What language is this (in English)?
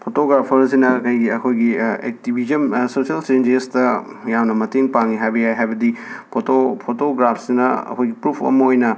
Manipuri